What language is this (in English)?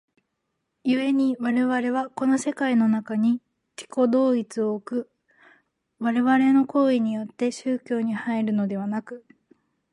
Japanese